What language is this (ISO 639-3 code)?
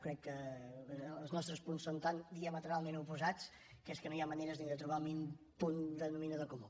cat